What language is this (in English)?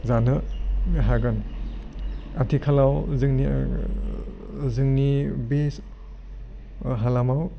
Bodo